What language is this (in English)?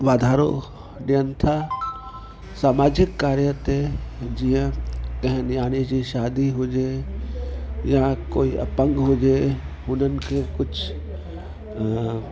Sindhi